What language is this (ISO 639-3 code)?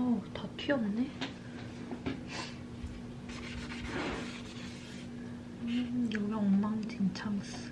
kor